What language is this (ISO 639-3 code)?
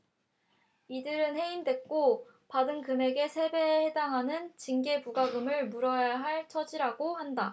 kor